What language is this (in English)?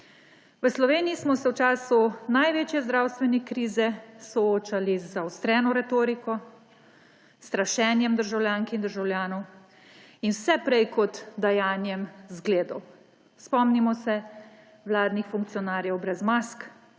Slovenian